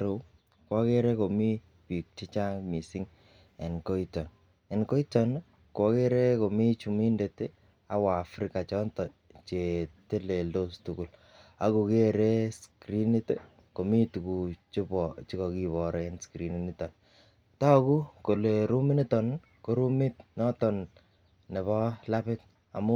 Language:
Kalenjin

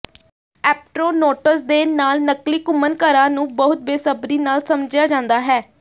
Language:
Punjabi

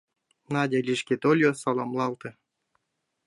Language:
Mari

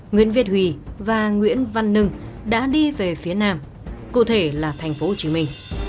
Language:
Vietnamese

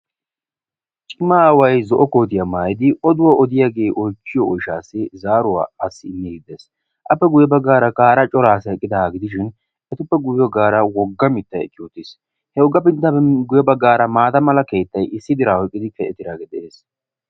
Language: Wolaytta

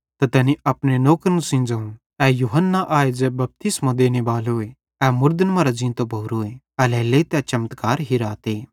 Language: Bhadrawahi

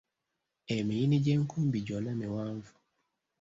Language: Ganda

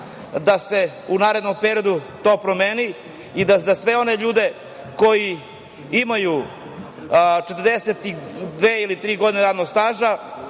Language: Serbian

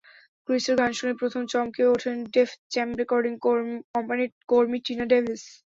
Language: Bangla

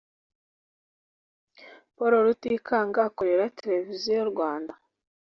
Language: Kinyarwanda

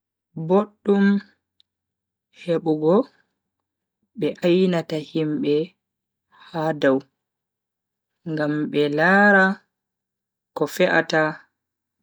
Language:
Bagirmi Fulfulde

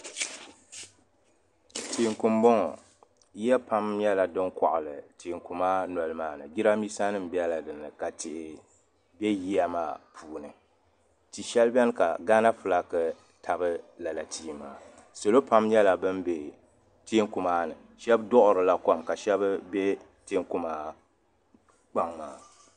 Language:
Dagbani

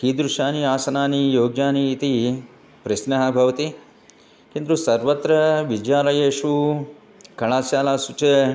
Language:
Sanskrit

